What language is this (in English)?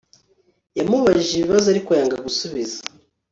Kinyarwanda